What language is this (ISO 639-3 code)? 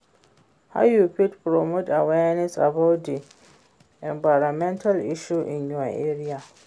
pcm